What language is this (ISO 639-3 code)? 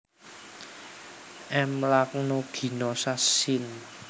jav